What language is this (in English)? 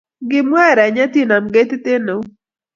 Kalenjin